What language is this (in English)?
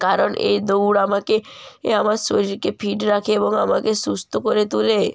Bangla